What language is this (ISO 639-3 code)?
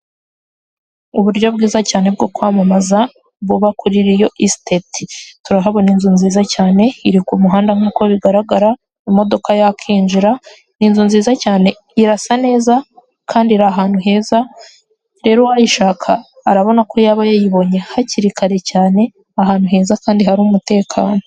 kin